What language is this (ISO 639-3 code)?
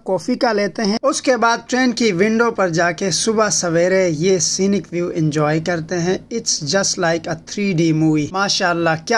hin